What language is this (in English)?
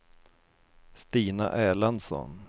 Swedish